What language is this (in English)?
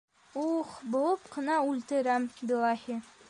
Bashkir